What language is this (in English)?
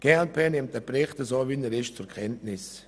Swiss German